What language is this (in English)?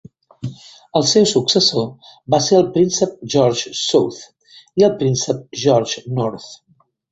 Catalan